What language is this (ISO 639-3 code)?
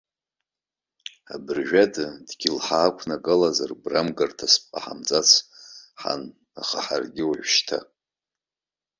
abk